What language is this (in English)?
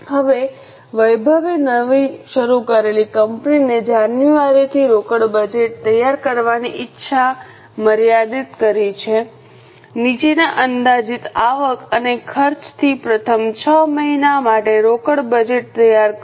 Gujarati